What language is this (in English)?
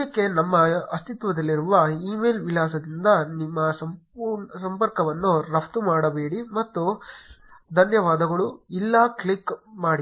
Kannada